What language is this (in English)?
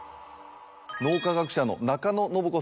Japanese